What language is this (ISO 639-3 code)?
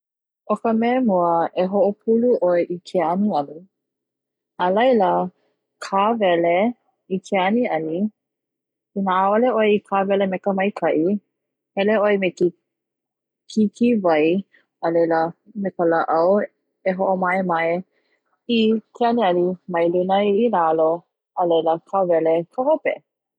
haw